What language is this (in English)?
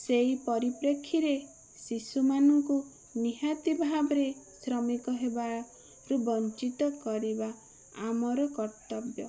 Odia